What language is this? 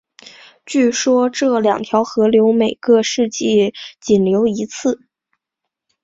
Chinese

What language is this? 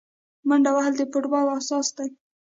Pashto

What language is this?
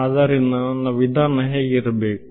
Kannada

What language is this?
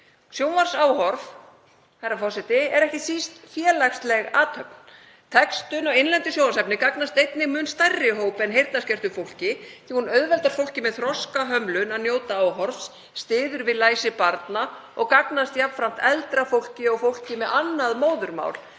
Icelandic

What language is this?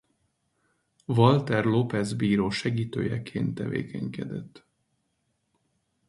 Hungarian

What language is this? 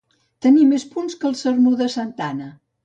Catalan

